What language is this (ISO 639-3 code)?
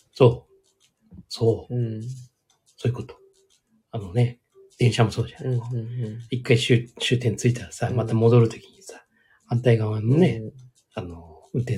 jpn